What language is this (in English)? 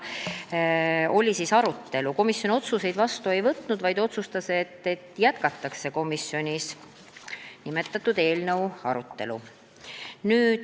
Estonian